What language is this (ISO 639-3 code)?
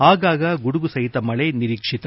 kan